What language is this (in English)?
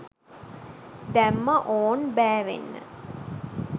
Sinhala